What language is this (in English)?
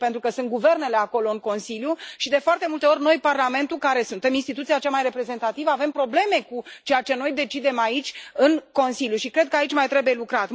Romanian